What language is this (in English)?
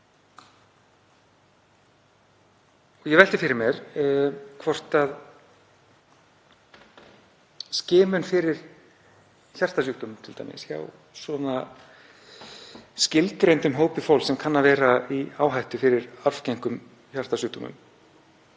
Icelandic